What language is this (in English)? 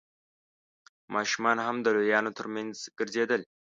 Pashto